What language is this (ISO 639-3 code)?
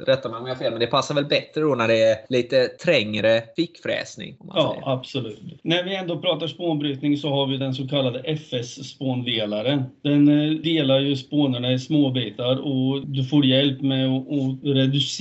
swe